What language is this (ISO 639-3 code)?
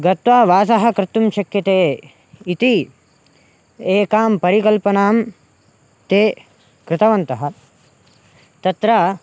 san